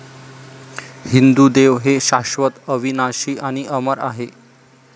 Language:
Marathi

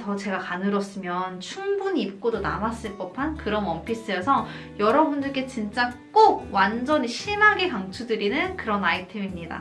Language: Korean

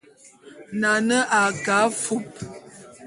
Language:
Bulu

